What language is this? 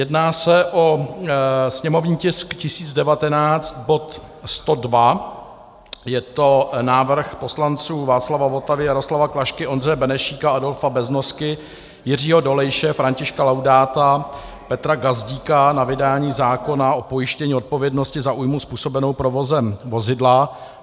Czech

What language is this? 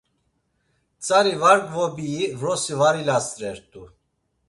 Laz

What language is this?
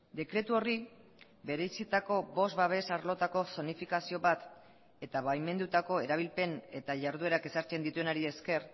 Basque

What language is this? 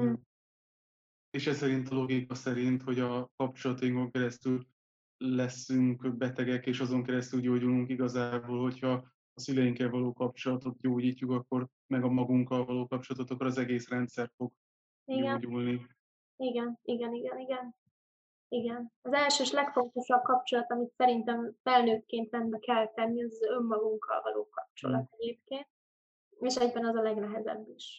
Hungarian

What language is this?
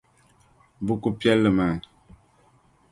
Dagbani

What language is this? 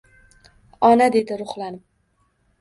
Uzbek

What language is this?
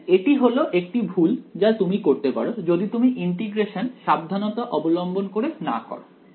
Bangla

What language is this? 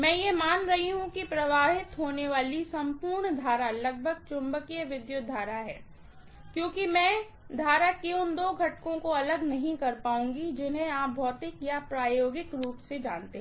Hindi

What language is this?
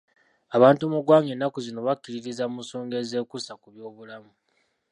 Ganda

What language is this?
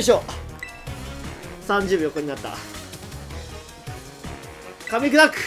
Japanese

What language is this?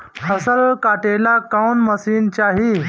Bhojpuri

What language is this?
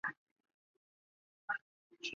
Chinese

